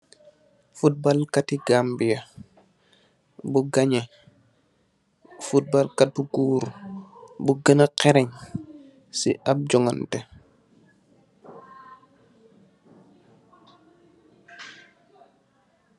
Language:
Wolof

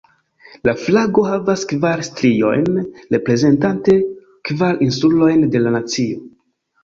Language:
Esperanto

